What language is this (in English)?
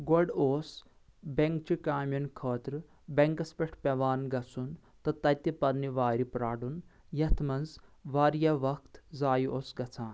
Kashmiri